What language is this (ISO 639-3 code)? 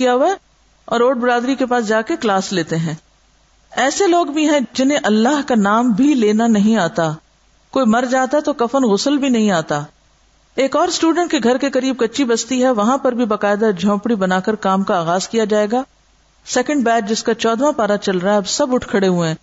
urd